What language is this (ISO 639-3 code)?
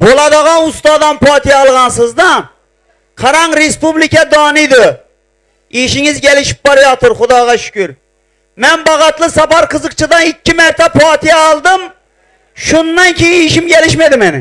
tur